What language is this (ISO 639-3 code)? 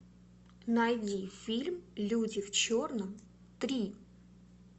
rus